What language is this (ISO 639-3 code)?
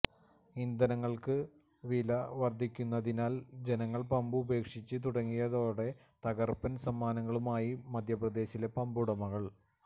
mal